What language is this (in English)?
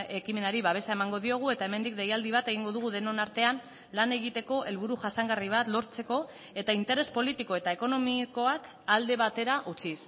Basque